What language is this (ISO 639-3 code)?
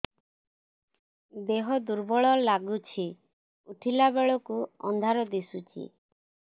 ori